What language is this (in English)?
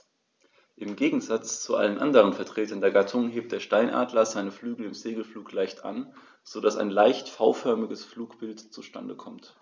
German